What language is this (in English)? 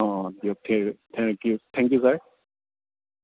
Assamese